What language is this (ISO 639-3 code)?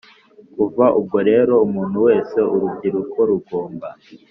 kin